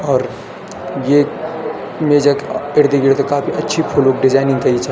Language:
Garhwali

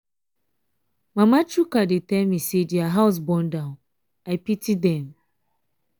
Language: Nigerian Pidgin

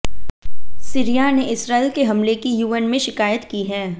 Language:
Hindi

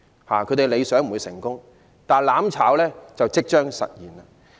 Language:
Cantonese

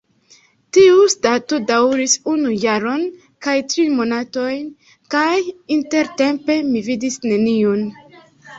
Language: Esperanto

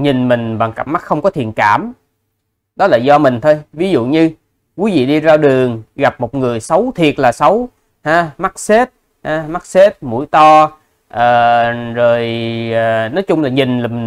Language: Vietnamese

